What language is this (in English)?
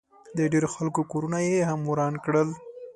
Pashto